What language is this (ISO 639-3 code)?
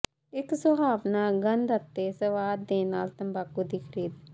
pan